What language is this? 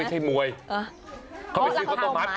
Thai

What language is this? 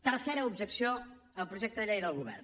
Catalan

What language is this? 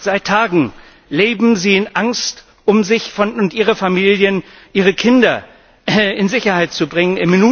German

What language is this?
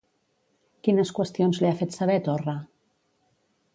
Catalan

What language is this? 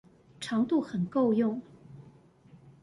Chinese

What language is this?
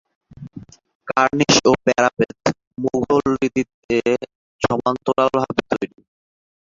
Bangla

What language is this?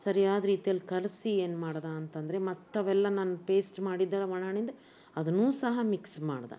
Kannada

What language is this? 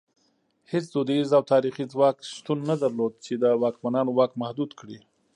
Pashto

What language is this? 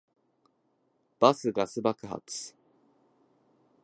Japanese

